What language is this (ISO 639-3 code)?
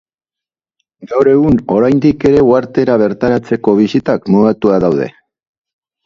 eus